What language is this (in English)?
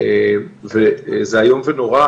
Hebrew